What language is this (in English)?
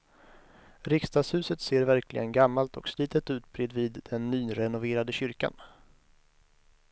Swedish